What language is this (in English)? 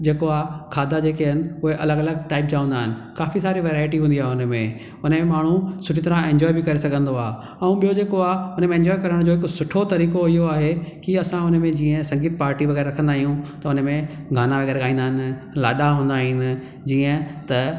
Sindhi